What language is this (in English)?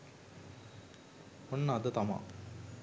Sinhala